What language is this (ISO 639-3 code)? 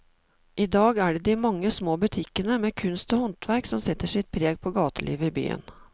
nor